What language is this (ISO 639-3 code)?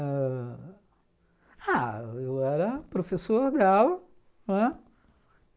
por